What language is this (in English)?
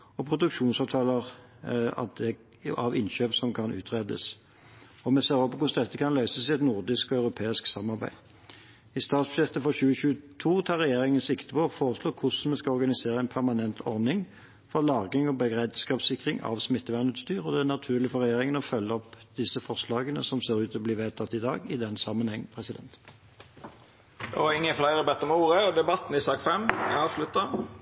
Norwegian